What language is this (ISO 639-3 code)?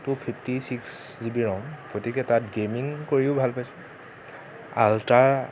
asm